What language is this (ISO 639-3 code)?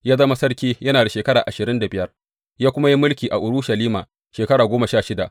hau